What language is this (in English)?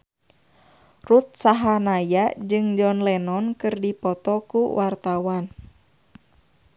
Sundanese